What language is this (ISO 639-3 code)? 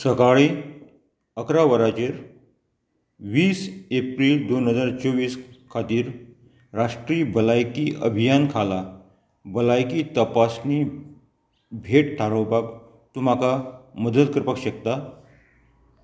kok